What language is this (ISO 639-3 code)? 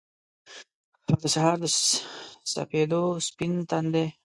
pus